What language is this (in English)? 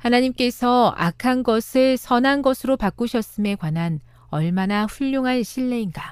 Korean